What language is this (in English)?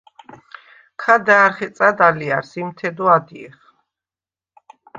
Svan